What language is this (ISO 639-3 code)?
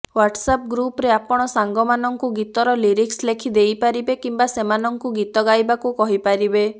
ori